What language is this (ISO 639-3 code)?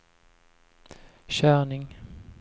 swe